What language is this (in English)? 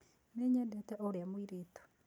Kikuyu